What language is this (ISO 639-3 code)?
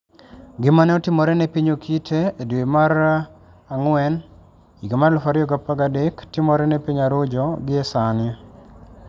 luo